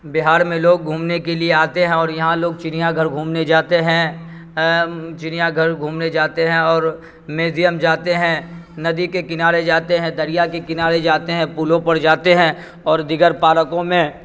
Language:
Urdu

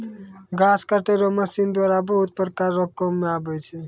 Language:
Maithili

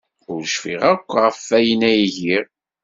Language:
Kabyle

